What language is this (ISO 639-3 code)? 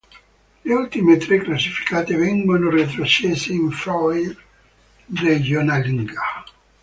ita